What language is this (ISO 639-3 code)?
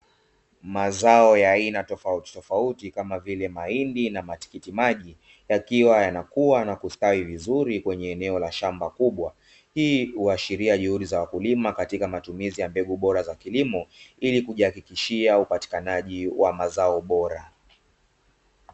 swa